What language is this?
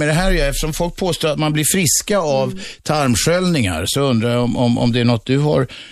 Swedish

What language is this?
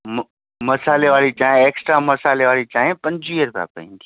Sindhi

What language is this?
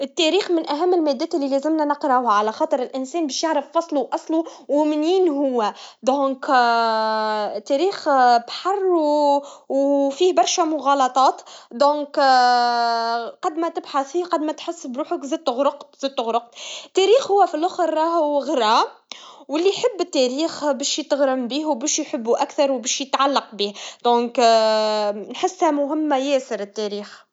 Tunisian Arabic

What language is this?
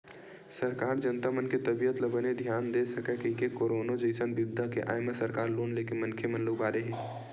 Chhattisgarhi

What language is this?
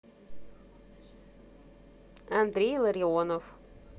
Russian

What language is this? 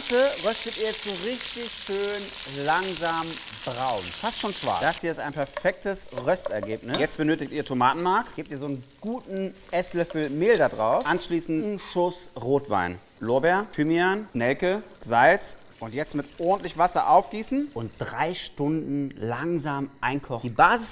German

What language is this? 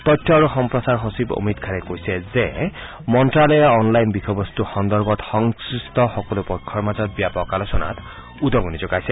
Assamese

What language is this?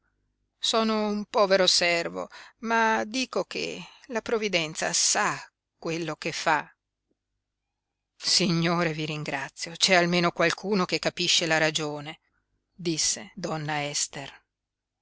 Italian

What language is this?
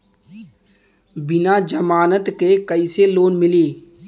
Bhojpuri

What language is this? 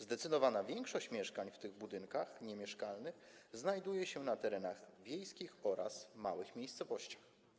Polish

